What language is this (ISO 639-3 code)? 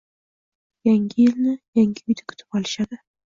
uzb